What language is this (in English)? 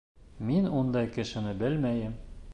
Bashkir